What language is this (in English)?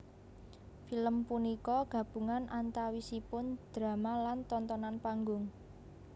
Javanese